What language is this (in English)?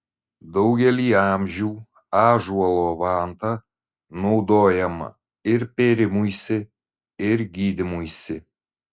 Lithuanian